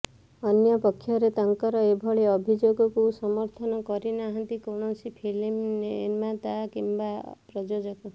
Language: Odia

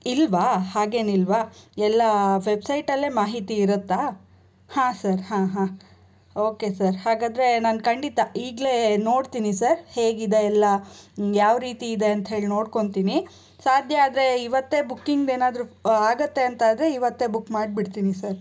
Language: Kannada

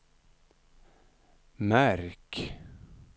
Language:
Swedish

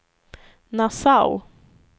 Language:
Swedish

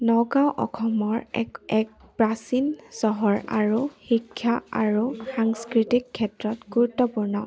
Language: Assamese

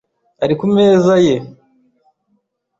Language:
Kinyarwanda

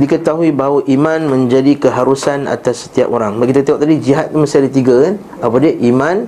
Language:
Malay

